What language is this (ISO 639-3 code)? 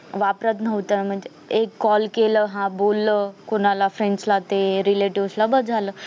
mar